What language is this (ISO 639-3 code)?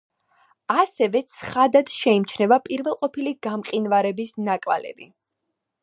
kat